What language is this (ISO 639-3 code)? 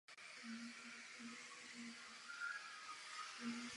ces